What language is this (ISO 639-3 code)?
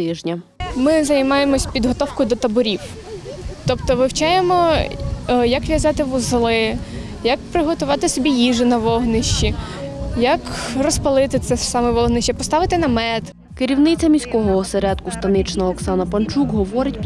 ukr